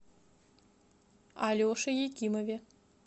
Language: Russian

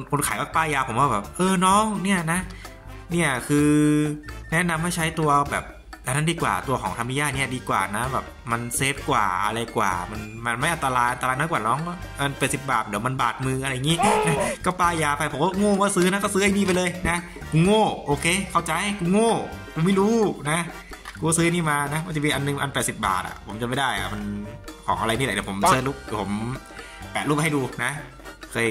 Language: Thai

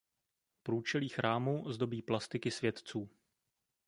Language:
Czech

